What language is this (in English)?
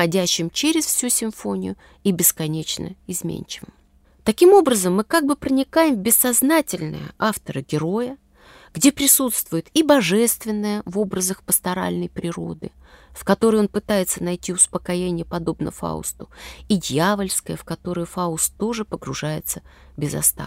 Russian